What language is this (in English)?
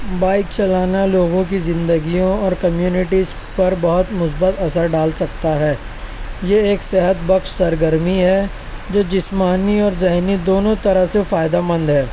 Urdu